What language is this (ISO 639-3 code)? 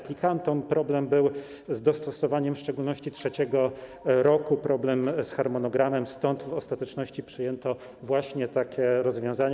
pol